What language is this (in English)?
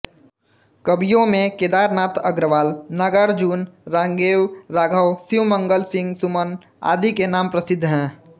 Hindi